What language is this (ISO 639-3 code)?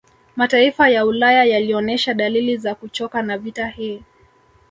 swa